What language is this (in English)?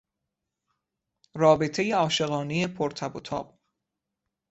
Persian